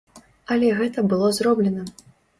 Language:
Belarusian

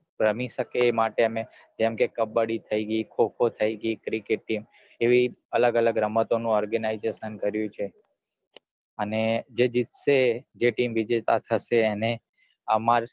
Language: Gujarati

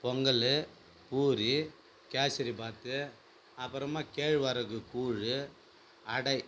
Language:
Tamil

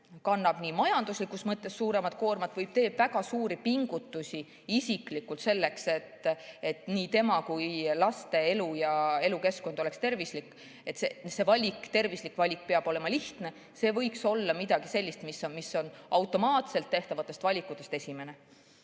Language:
Estonian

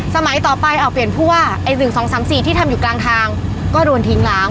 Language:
Thai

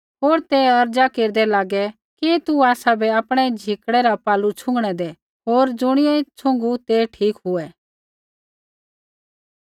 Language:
Kullu Pahari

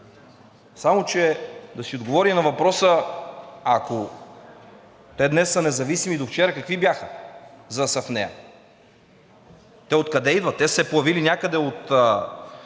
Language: Bulgarian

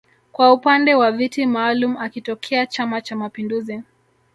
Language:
Swahili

